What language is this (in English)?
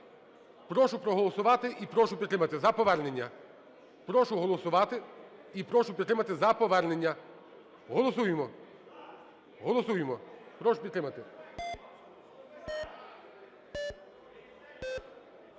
Ukrainian